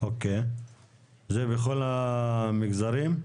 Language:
Hebrew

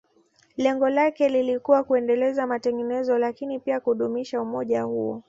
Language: Swahili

